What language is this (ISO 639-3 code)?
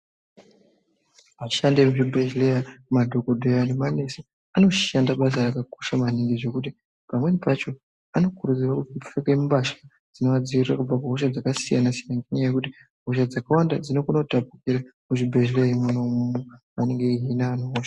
ndc